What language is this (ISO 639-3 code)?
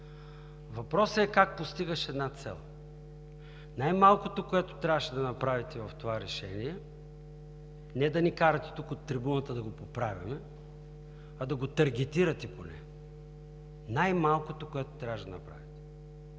bul